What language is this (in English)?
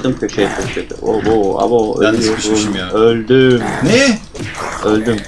Turkish